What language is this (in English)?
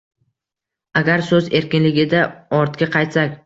Uzbek